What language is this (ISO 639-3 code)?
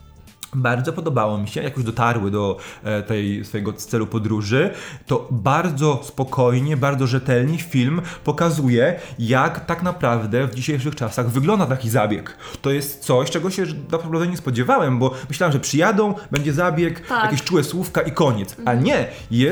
pol